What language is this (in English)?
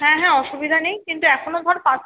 Bangla